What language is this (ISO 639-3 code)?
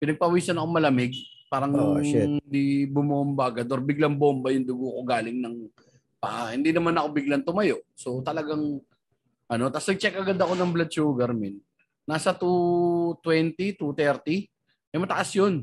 fil